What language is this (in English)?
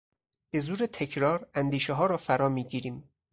Persian